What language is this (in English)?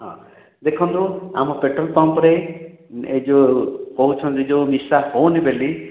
Odia